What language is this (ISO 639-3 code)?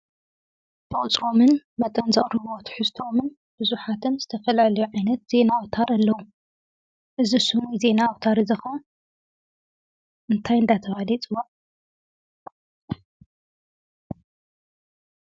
tir